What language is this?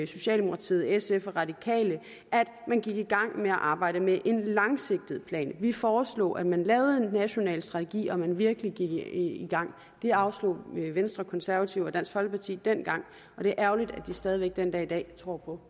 Danish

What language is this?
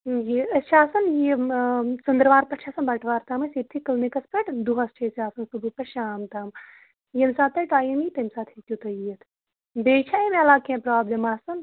Kashmiri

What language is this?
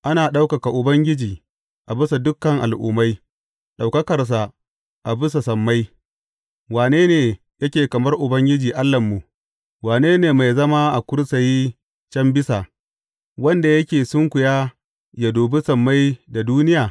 Hausa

